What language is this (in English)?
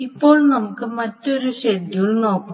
Malayalam